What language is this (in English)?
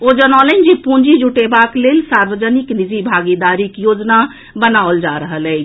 Maithili